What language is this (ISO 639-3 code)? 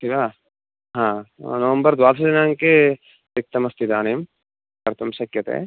san